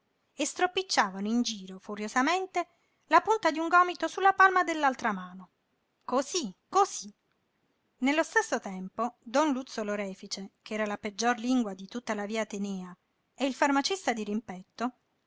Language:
Italian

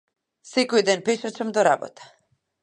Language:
Macedonian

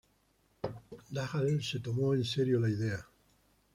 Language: Spanish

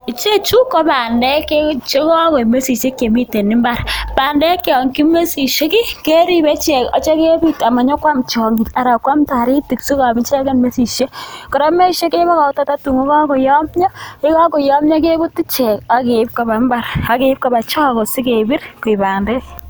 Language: Kalenjin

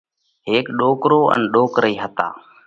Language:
Parkari Koli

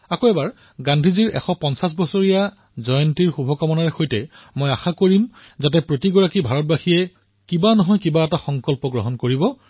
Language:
Assamese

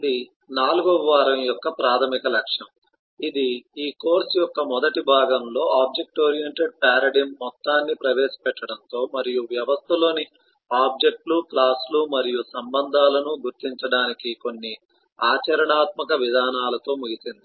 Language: Telugu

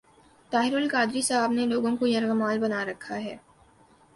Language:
Urdu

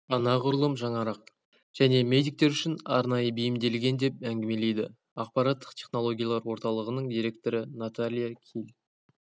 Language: Kazakh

